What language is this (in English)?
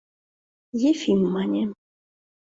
Mari